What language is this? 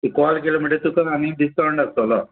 Konkani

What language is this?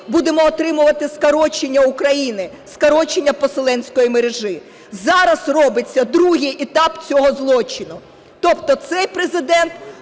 Ukrainian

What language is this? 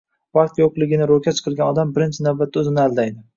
Uzbek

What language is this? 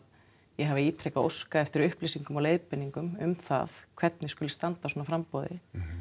Icelandic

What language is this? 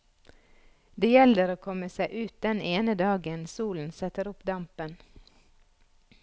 Norwegian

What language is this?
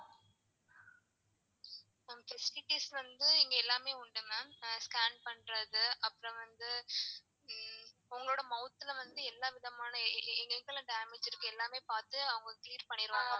Tamil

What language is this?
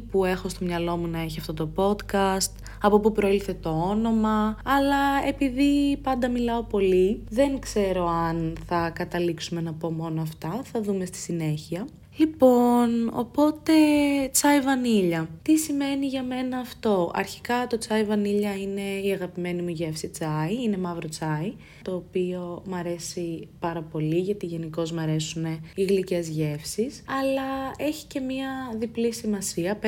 Greek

